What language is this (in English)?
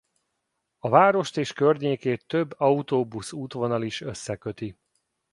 Hungarian